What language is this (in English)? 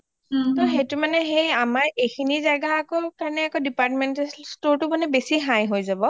Assamese